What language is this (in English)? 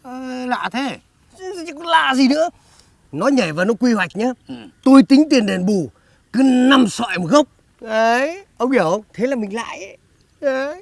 Vietnamese